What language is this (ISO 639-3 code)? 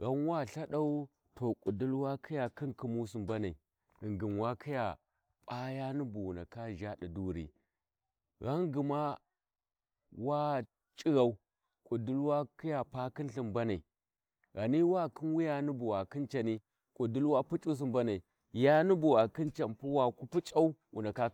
wji